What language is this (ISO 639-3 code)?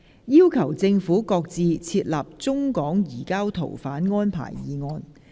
yue